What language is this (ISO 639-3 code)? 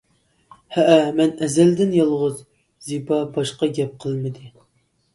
uig